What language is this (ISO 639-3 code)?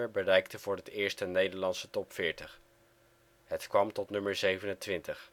nld